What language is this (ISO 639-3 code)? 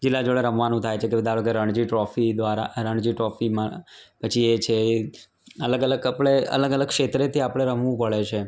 guj